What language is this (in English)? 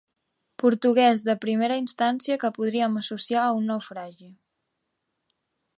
Catalan